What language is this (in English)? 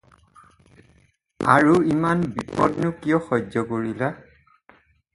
Assamese